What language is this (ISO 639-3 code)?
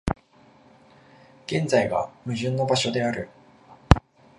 jpn